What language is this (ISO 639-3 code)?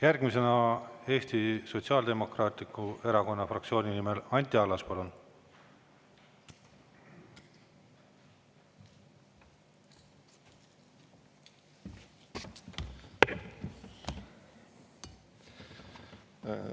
est